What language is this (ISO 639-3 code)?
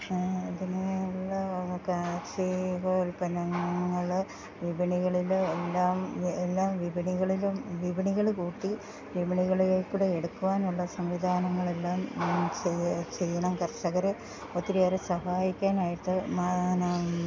mal